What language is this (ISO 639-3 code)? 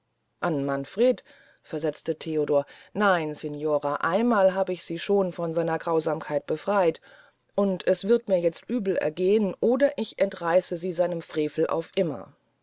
deu